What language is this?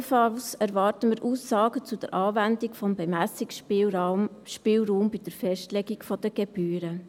Swiss German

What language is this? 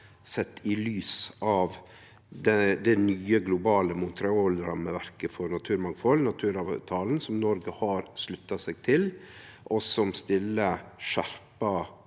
Norwegian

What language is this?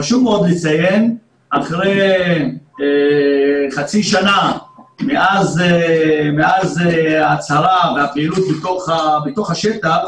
Hebrew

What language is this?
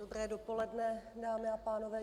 Czech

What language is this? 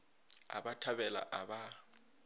Northern Sotho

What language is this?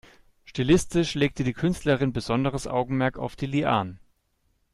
German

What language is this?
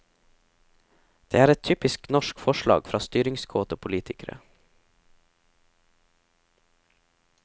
Norwegian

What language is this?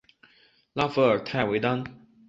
Chinese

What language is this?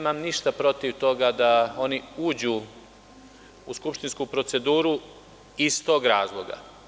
Serbian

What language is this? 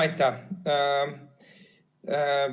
Estonian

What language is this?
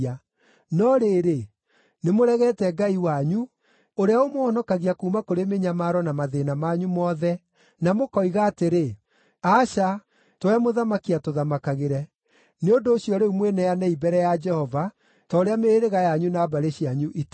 Kikuyu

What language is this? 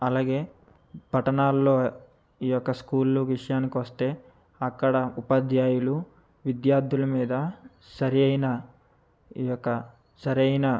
Telugu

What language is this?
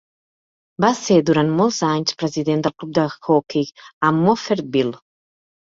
Catalan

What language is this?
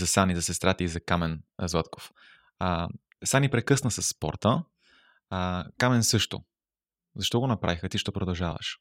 Bulgarian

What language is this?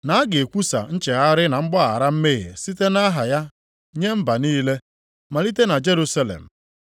Igbo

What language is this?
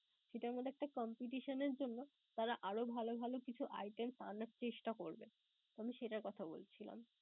Bangla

